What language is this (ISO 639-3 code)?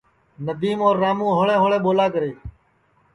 ssi